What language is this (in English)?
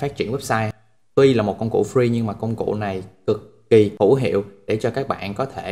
Vietnamese